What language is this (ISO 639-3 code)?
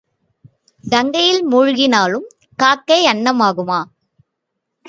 tam